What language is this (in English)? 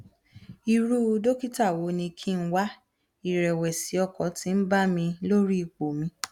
Yoruba